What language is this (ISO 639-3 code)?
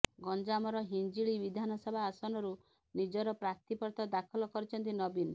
ori